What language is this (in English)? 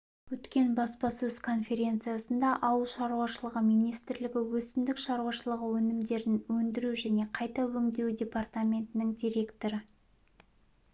Kazakh